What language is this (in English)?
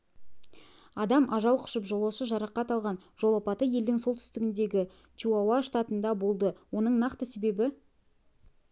Kazakh